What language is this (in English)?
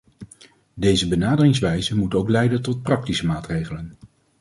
Dutch